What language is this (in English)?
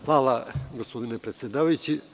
Serbian